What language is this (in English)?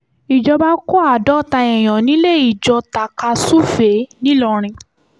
Yoruba